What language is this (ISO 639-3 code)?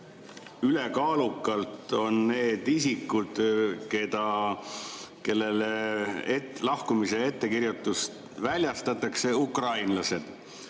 est